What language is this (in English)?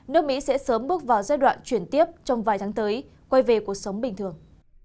Vietnamese